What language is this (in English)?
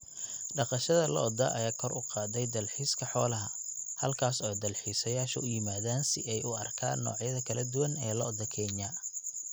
Somali